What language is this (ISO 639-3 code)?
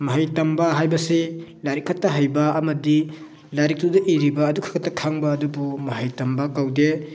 mni